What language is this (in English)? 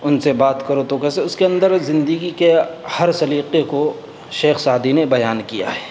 Urdu